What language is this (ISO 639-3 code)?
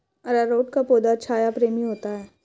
hin